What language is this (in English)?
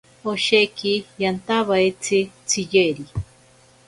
Ashéninka Perené